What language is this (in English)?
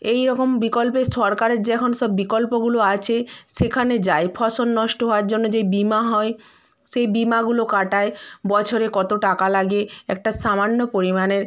Bangla